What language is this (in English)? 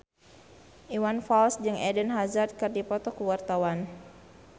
Sundanese